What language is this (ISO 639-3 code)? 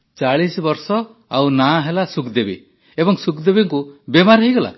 ori